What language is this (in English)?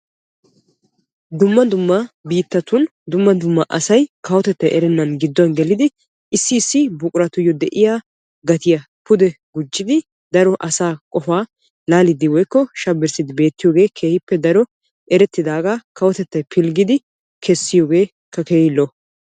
Wolaytta